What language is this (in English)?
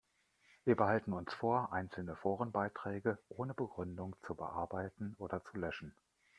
German